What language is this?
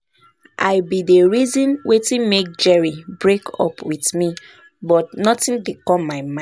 Nigerian Pidgin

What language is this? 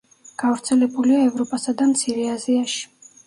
Georgian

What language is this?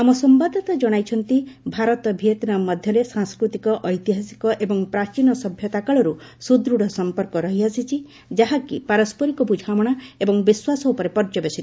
Odia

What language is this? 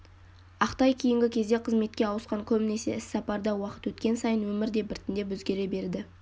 Kazakh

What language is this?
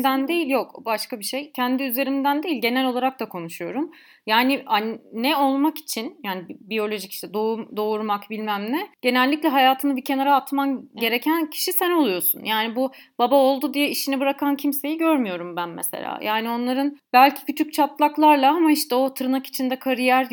Turkish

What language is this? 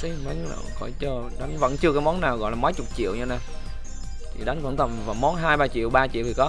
Vietnamese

